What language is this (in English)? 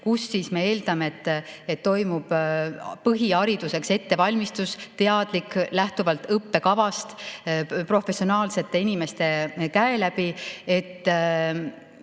Estonian